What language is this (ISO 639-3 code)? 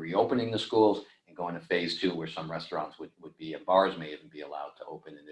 eng